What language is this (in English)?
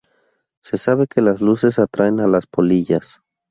Spanish